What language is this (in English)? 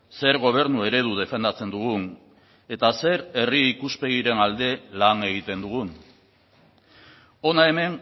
Basque